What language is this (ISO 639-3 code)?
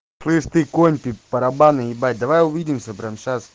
rus